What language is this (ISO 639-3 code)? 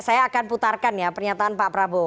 ind